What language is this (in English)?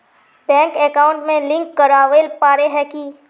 Magahi